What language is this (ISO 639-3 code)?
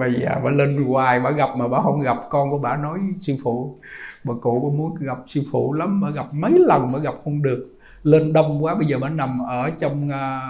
vie